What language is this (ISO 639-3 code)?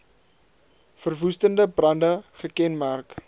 afr